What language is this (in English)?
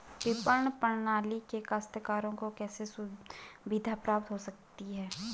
Hindi